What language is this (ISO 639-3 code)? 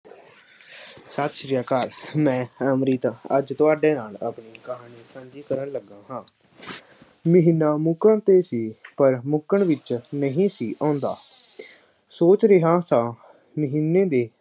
pan